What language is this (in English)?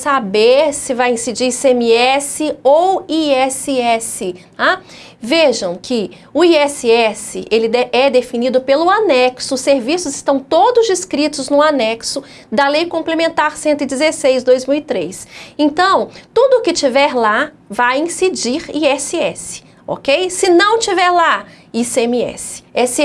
Portuguese